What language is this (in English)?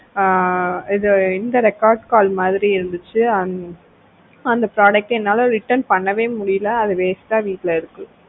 Tamil